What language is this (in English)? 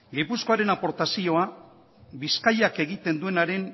Basque